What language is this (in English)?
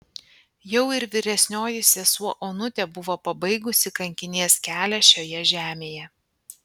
Lithuanian